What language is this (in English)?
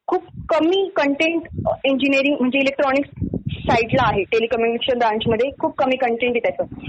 Marathi